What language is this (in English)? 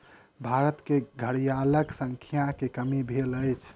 Maithili